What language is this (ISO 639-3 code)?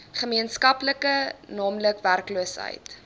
afr